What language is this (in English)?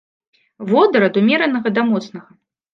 Belarusian